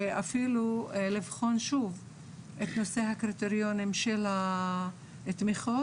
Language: Hebrew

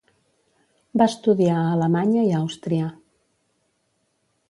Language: Catalan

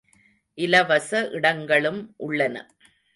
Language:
Tamil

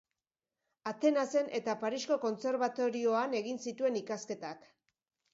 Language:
Basque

